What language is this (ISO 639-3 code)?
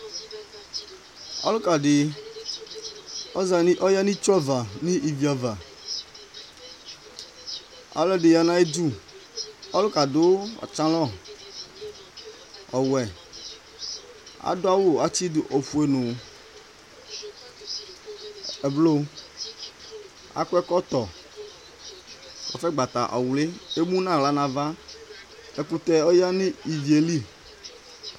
kpo